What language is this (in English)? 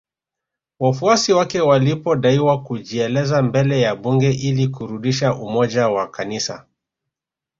Swahili